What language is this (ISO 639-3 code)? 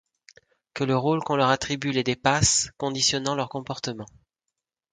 fra